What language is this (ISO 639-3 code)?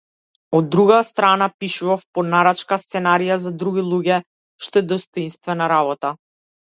mkd